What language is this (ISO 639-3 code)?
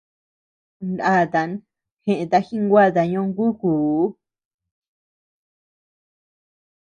cux